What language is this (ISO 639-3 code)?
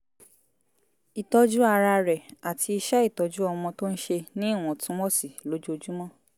yor